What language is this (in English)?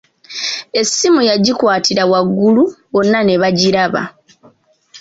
Ganda